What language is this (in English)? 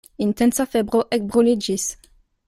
Esperanto